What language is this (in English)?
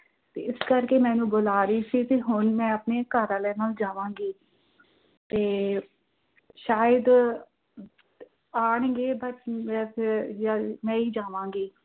Punjabi